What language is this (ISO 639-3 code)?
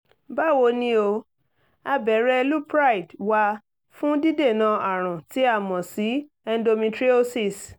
yor